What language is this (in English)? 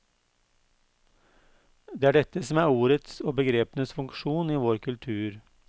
Norwegian